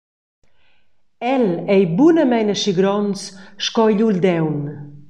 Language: Romansh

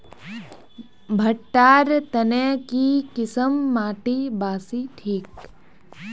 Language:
Magahi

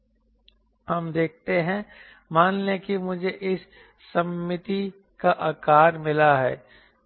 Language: Hindi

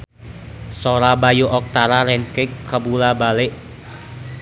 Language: Sundanese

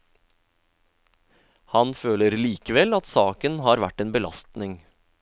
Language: Norwegian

